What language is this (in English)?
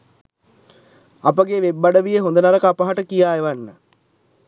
Sinhala